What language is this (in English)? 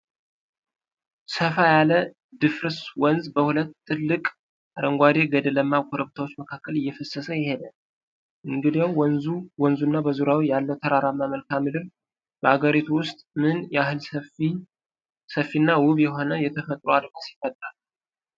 Amharic